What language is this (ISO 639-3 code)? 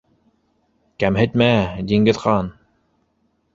bak